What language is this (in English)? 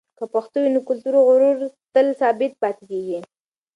Pashto